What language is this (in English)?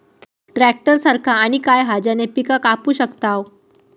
Marathi